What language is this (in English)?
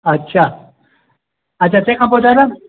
Sindhi